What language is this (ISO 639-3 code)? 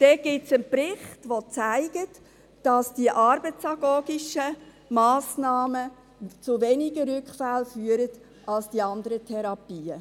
gsw